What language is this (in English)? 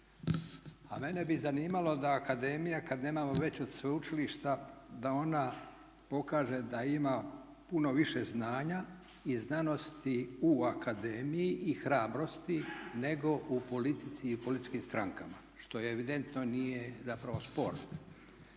Croatian